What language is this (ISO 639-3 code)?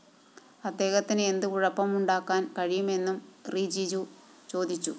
mal